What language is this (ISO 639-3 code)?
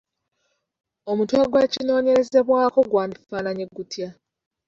lug